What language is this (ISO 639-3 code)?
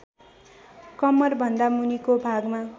nep